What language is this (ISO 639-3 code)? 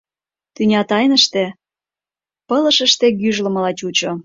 chm